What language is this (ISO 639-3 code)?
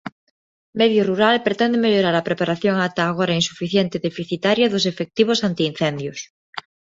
glg